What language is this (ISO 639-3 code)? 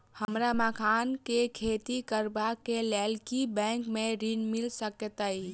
mai